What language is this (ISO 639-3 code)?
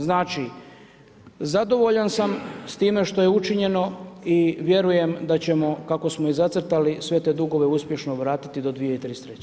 hrv